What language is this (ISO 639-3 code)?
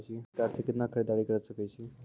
mai